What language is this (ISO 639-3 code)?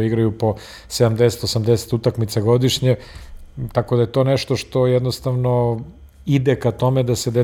hrv